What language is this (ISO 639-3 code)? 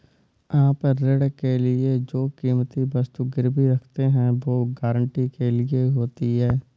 hin